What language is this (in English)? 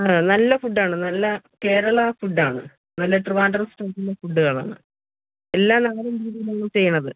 Malayalam